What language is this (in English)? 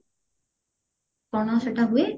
Odia